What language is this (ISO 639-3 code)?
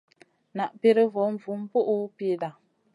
mcn